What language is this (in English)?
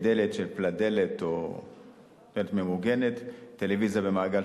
Hebrew